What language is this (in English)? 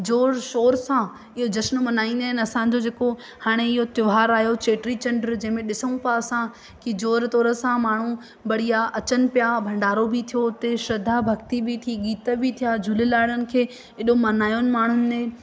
Sindhi